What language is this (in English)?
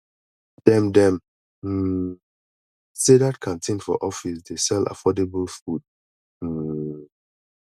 Nigerian Pidgin